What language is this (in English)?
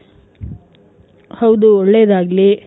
Kannada